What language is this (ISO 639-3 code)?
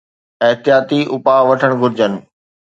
snd